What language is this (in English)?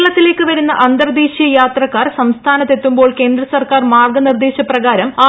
Malayalam